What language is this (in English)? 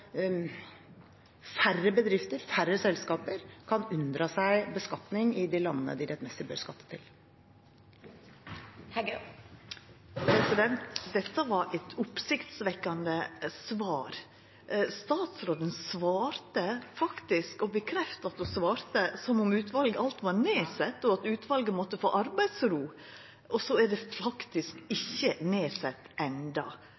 Norwegian